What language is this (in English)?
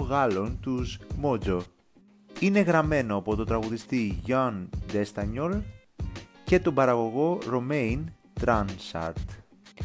Greek